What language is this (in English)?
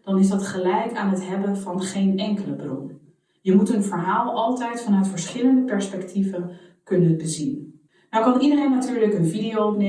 Dutch